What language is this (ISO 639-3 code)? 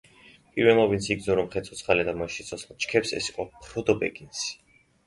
kat